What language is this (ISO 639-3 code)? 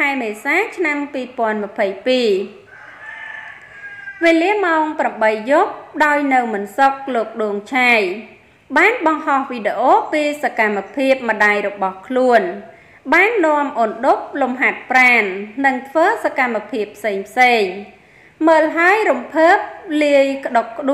vie